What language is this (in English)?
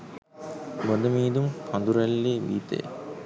Sinhala